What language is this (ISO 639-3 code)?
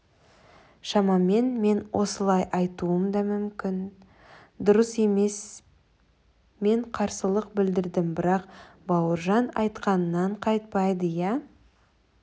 kaz